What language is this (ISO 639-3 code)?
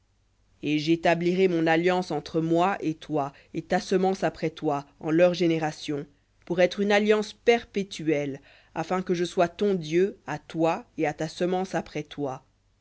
fra